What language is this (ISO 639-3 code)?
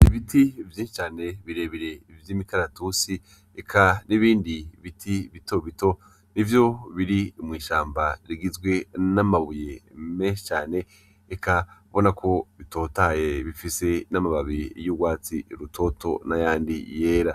run